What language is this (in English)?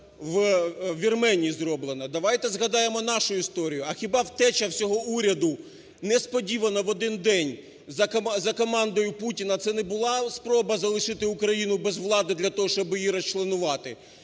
Ukrainian